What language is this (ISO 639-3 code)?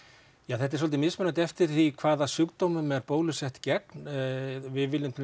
isl